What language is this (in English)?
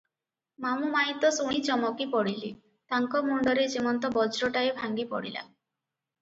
Odia